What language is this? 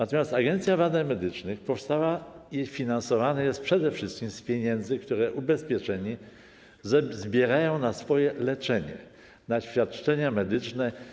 Polish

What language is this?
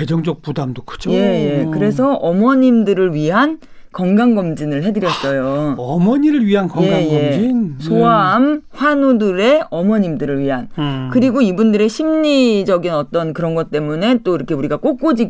Korean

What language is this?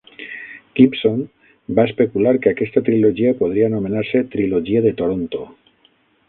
Catalan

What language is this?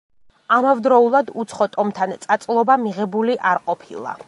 Georgian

